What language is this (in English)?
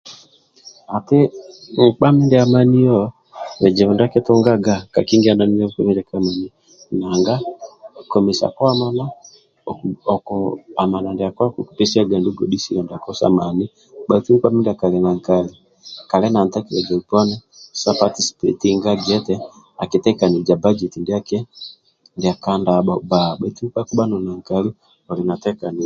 Amba (Uganda)